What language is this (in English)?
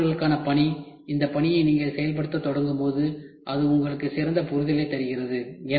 Tamil